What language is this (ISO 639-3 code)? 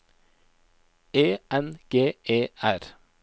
nor